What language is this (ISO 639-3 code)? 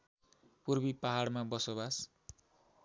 nep